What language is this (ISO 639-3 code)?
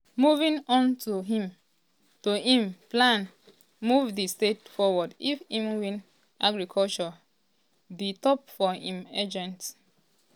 pcm